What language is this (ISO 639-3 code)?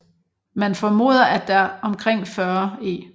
dan